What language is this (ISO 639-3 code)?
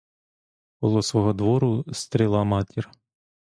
ukr